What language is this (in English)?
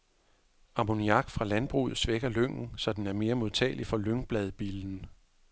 Danish